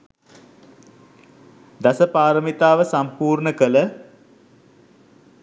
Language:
Sinhala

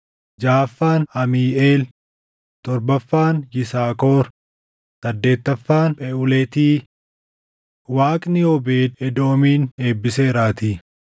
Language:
Oromo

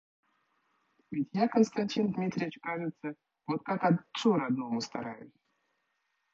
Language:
Russian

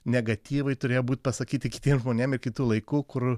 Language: Lithuanian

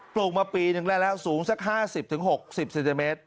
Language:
Thai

